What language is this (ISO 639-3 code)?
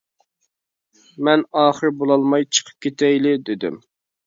uig